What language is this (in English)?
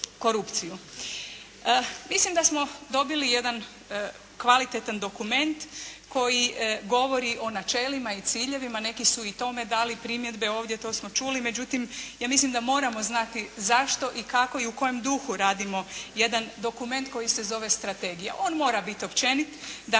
Croatian